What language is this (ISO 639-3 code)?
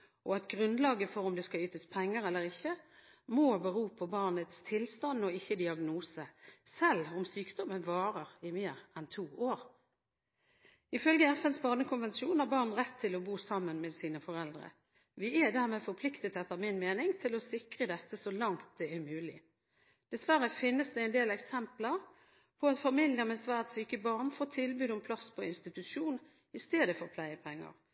nob